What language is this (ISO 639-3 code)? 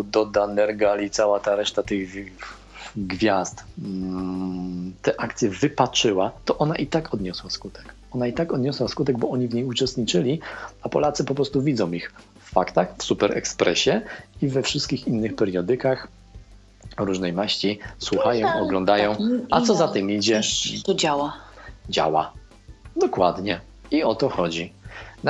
pol